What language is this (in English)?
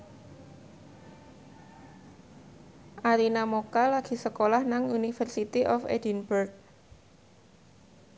Javanese